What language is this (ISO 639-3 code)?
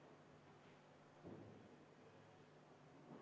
est